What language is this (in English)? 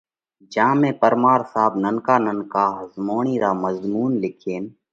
Parkari Koli